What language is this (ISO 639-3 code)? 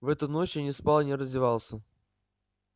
rus